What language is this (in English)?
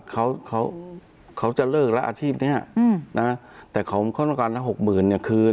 Thai